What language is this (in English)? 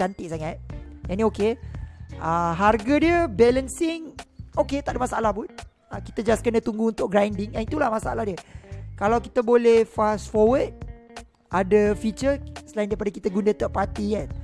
Malay